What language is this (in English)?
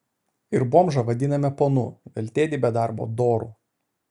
Lithuanian